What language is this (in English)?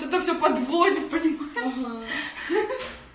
Russian